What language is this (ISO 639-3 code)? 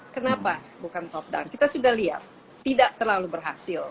ind